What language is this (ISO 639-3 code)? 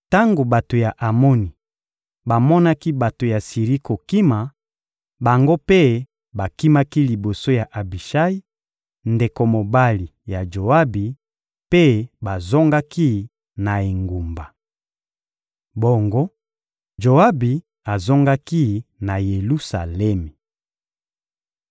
lin